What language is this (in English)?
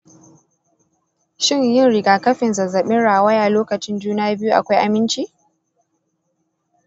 Hausa